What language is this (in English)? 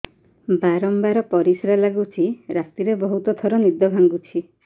Odia